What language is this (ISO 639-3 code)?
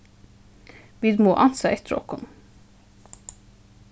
fao